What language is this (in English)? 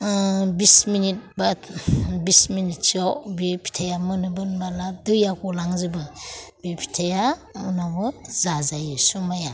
Bodo